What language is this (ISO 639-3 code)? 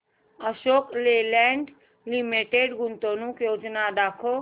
mar